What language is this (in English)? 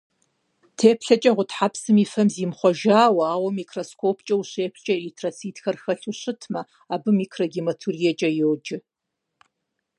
Kabardian